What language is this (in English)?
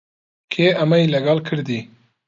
Central Kurdish